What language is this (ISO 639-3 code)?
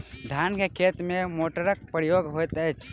mai